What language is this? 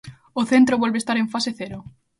Galician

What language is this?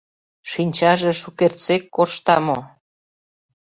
Mari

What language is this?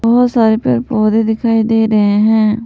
Hindi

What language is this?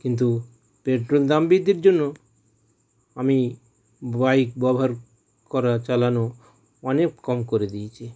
Bangla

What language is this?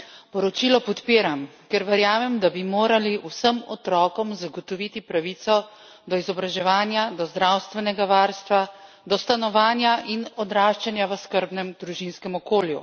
Slovenian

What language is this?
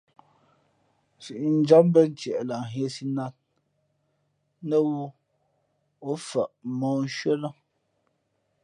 Fe'fe'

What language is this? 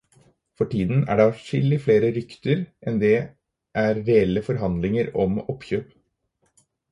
Norwegian Bokmål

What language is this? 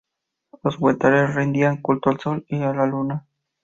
Spanish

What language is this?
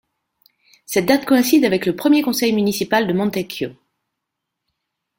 French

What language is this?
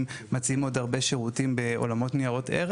Hebrew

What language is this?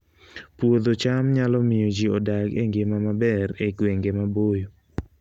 Luo (Kenya and Tanzania)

